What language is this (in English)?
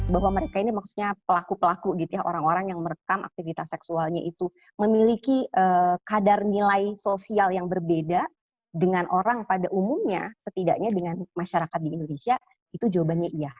Indonesian